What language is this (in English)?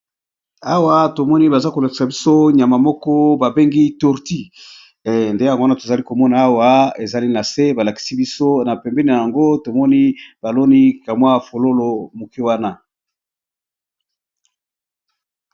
Lingala